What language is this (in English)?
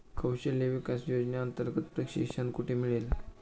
Marathi